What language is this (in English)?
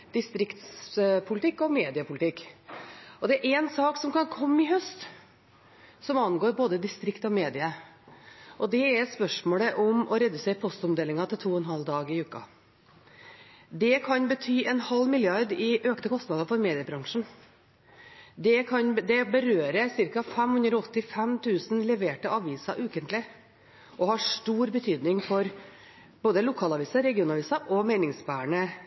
Norwegian Bokmål